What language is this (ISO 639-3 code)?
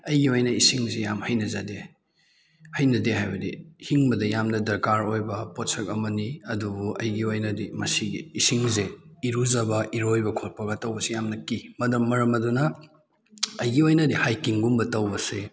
mni